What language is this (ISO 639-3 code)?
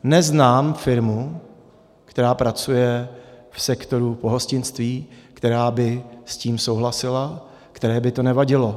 ces